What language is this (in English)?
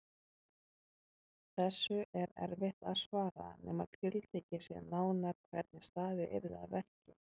Icelandic